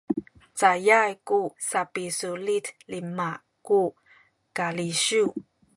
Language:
Sakizaya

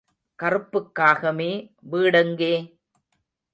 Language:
Tamil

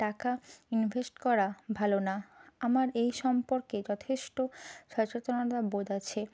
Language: Bangla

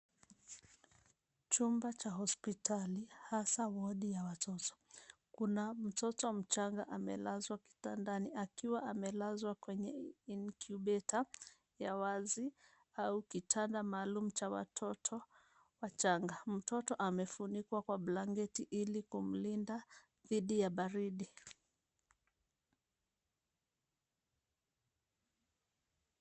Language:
Swahili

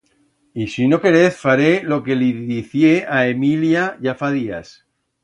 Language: Aragonese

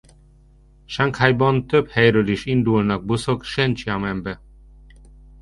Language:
Hungarian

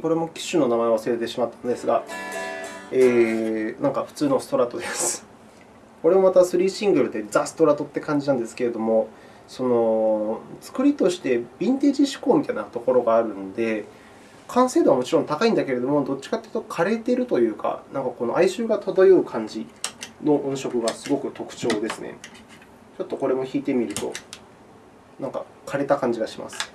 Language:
Japanese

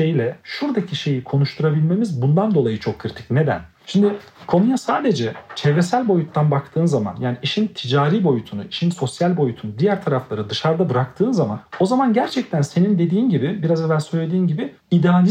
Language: Turkish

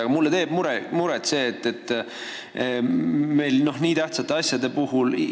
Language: Estonian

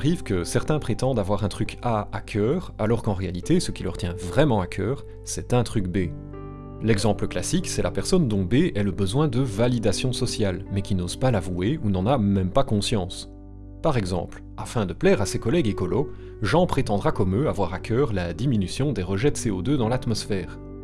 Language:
French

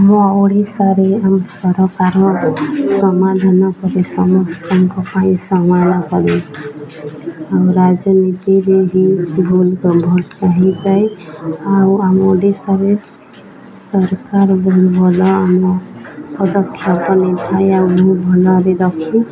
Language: Odia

